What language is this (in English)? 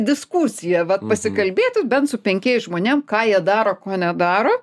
Lithuanian